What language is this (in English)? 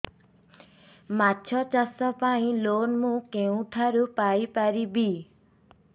Odia